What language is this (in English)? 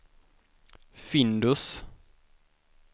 Swedish